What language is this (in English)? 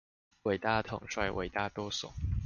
Chinese